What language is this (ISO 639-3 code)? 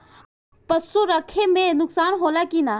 bho